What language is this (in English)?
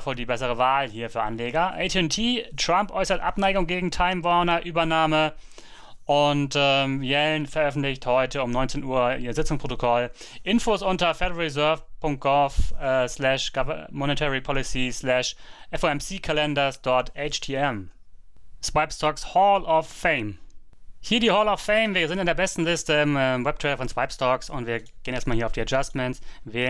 German